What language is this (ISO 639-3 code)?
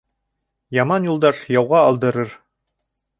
bak